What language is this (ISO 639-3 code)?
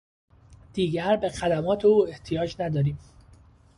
fas